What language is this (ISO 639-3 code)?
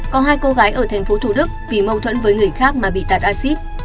vie